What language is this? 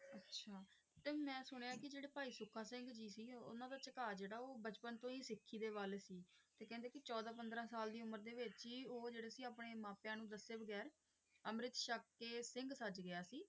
Punjabi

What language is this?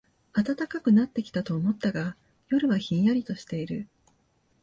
Japanese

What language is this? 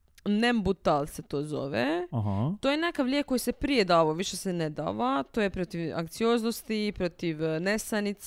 Croatian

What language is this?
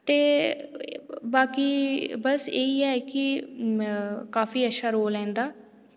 Dogri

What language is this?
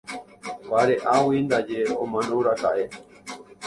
Guarani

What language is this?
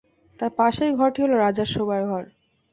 Bangla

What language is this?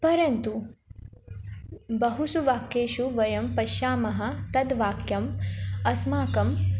Sanskrit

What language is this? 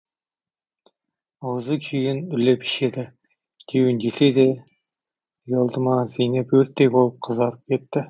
Kazakh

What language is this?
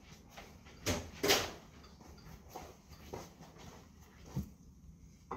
Korean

